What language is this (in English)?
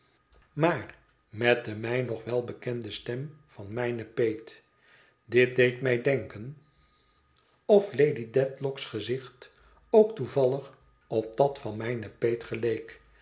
Dutch